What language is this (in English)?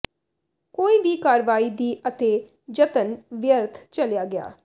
Punjabi